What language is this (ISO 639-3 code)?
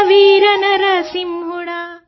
tel